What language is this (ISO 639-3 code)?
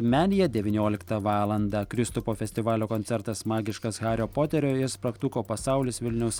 lit